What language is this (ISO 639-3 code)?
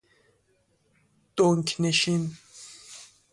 fas